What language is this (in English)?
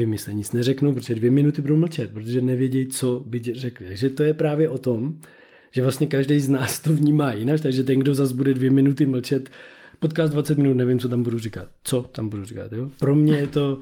Czech